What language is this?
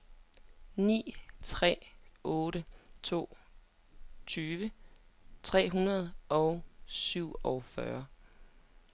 Danish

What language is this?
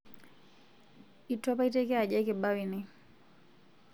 Masai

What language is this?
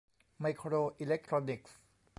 Thai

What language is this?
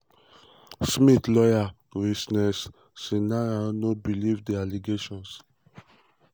Nigerian Pidgin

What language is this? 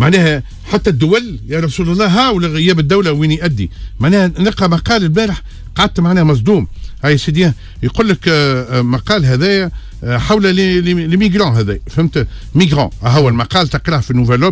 Arabic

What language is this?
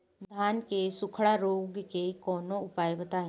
Bhojpuri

